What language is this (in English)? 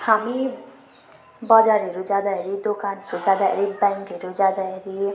Nepali